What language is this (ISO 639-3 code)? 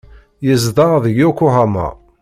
kab